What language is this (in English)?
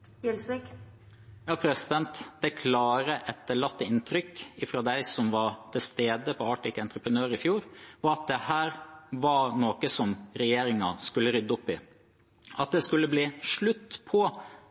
Norwegian Bokmål